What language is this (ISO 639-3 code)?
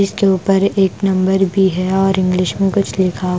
hin